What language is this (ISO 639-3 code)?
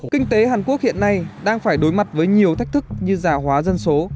vie